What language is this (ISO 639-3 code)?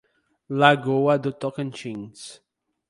por